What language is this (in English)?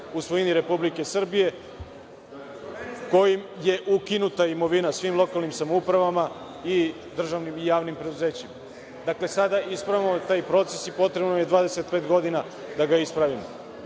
Serbian